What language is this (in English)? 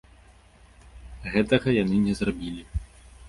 Belarusian